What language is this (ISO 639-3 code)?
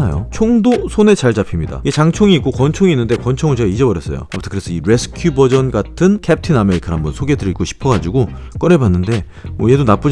kor